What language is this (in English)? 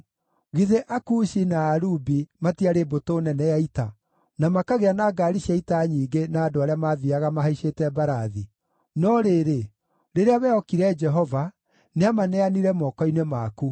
Kikuyu